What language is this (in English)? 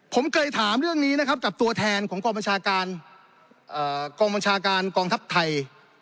Thai